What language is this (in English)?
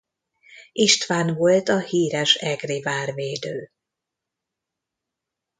Hungarian